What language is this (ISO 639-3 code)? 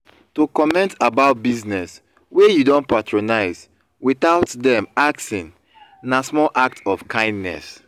pcm